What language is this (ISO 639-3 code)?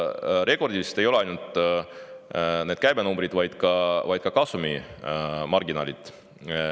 est